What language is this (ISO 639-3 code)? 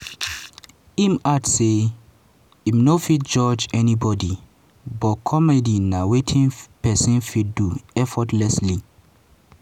pcm